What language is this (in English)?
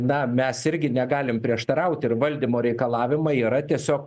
Lithuanian